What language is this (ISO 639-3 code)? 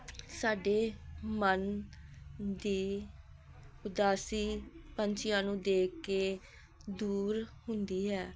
pan